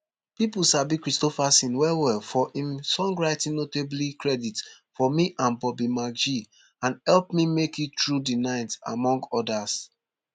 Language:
Nigerian Pidgin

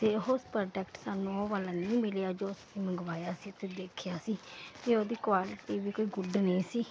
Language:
Punjabi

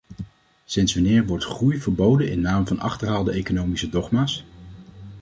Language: Dutch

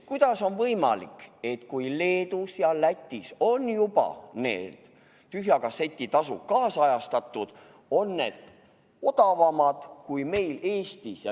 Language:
Estonian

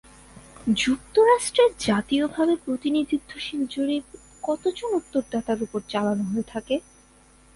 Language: Bangla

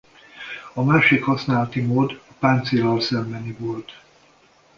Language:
Hungarian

